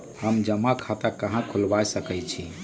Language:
Magahi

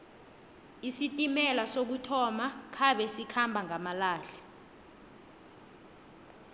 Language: South Ndebele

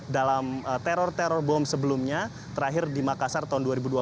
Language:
Indonesian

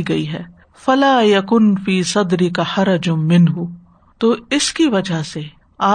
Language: Urdu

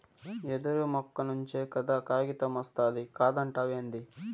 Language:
Telugu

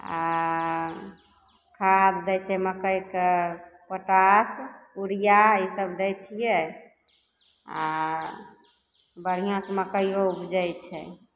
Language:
Maithili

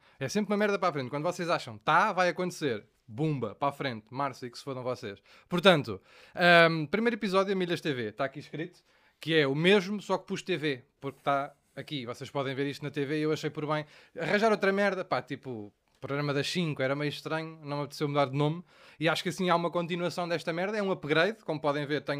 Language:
Portuguese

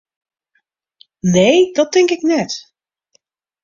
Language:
Western Frisian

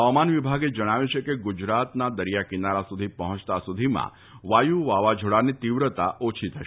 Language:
Gujarati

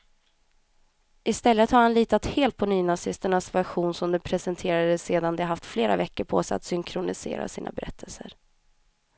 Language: Swedish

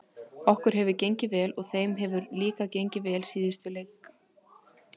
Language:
Icelandic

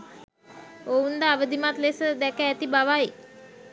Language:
Sinhala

